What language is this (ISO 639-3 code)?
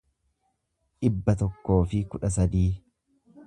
orm